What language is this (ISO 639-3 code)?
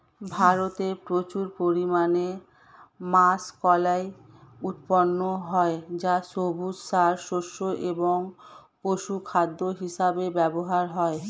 ben